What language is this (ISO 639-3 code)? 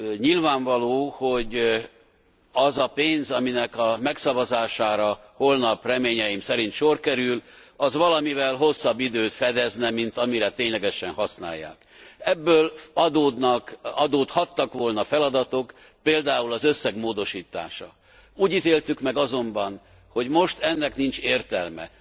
hun